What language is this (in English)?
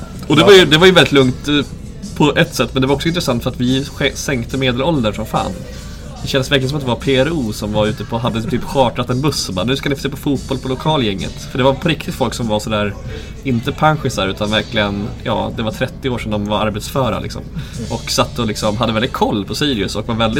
Swedish